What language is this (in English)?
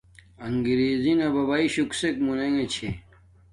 Domaaki